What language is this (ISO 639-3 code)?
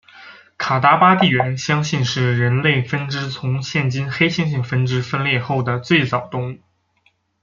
zho